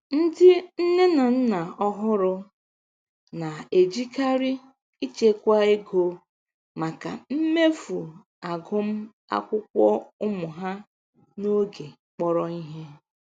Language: Igbo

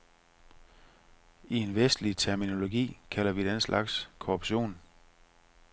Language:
Danish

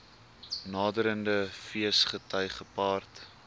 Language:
Afrikaans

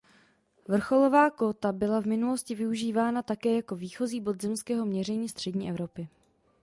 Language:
Czech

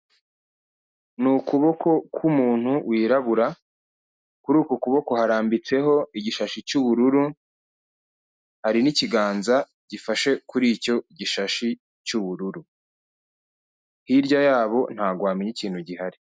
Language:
Kinyarwanda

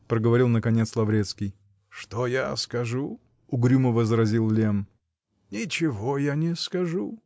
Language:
Russian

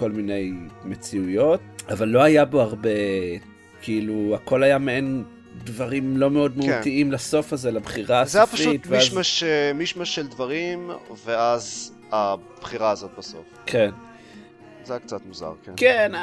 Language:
Hebrew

